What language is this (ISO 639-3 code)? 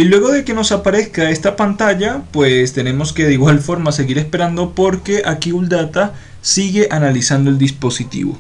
spa